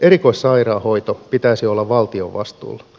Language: Finnish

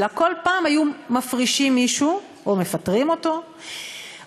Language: Hebrew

